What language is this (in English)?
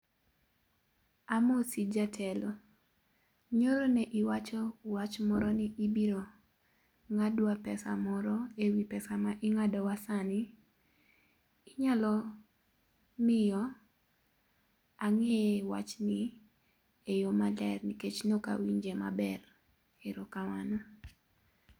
Luo (Kenya and Tanzania)